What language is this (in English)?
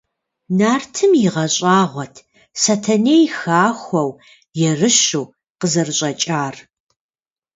Kabardian